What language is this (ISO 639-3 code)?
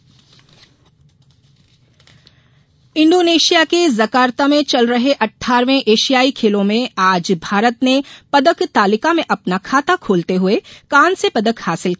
hin